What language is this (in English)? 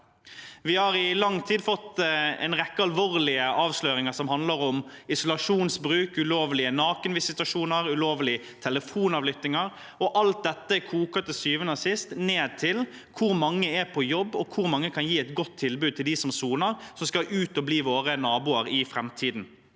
Norwegian